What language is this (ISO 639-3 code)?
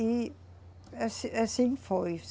por